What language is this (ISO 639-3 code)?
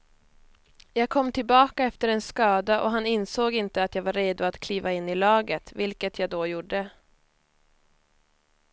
swe